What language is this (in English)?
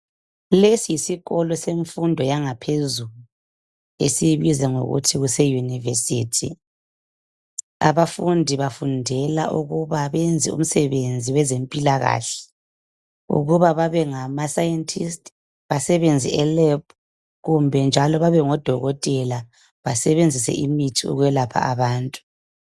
North Ndebele